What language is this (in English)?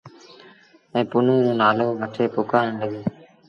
Sindhi Bhil